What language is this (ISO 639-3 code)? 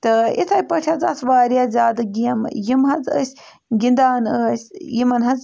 kas